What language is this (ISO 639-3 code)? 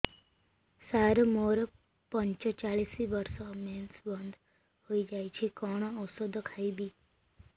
ori